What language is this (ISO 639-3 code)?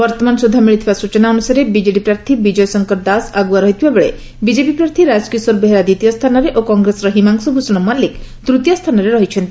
ori